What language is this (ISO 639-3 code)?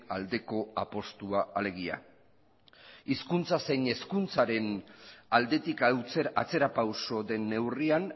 eus